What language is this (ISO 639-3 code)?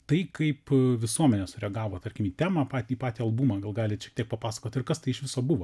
lit